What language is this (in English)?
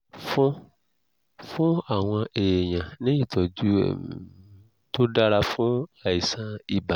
Yoruba